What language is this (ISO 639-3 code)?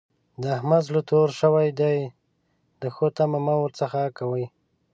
pus